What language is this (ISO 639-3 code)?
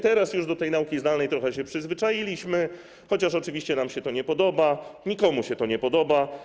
pol